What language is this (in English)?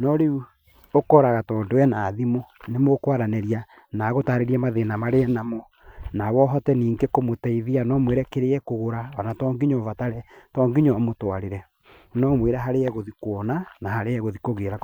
Kikuyu